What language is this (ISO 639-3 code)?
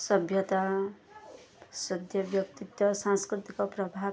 ori